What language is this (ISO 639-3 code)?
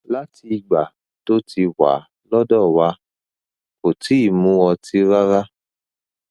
yor